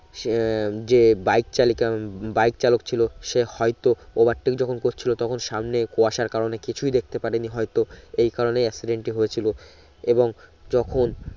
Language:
Bangla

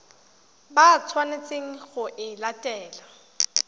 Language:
Tswana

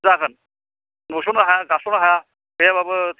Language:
Bodo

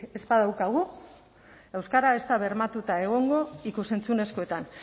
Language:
Basque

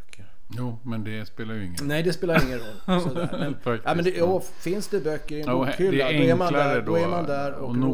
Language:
Swedish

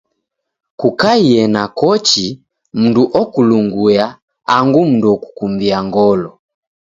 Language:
Taita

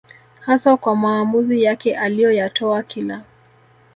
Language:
Swahili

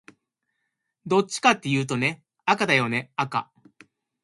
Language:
Japanese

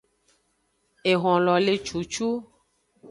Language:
Aja (Benin)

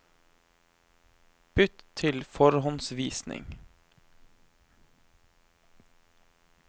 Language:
Norwegian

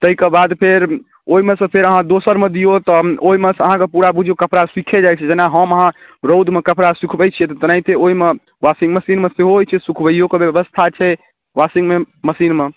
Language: Maithili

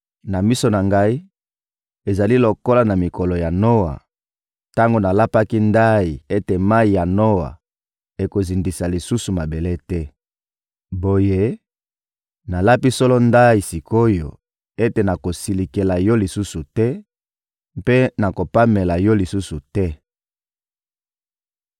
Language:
Lingala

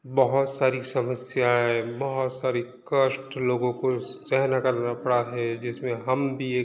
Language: Hindi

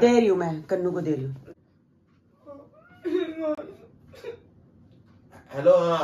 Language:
Hindi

